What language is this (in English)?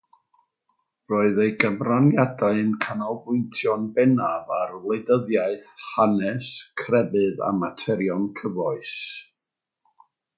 Welsh